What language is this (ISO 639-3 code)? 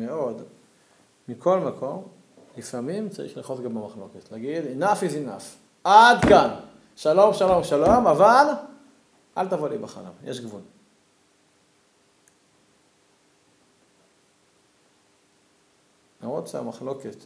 heb